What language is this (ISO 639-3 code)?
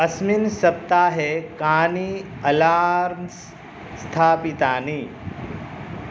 san